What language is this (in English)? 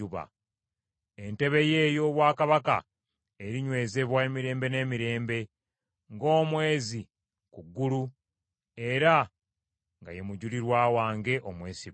Ganda